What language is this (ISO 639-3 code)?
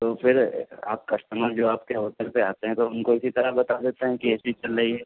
urd